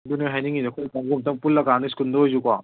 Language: Manipuri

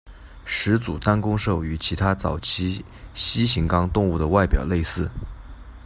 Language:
Chinese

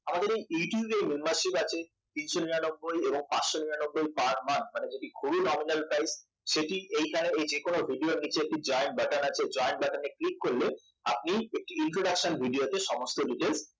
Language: Bangla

